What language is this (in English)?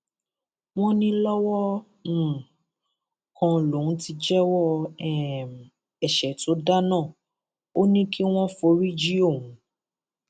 Yoruba